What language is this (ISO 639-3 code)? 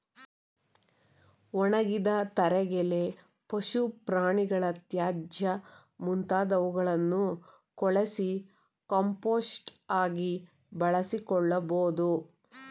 kan